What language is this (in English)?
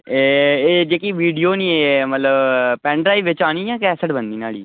Dogri